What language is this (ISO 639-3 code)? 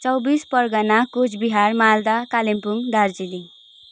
nep